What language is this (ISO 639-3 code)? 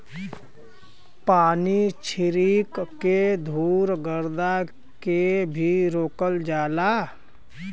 bho